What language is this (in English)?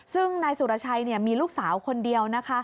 Thai